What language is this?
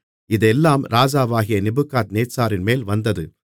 Tamil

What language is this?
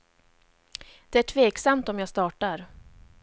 Swedish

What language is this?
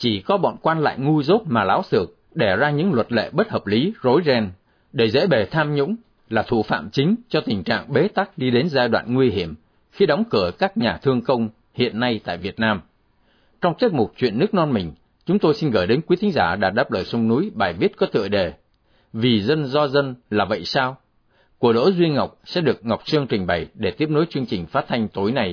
Vietnamese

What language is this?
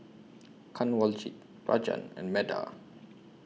English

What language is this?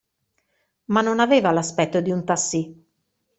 Italian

